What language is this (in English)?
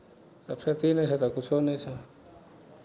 Maithili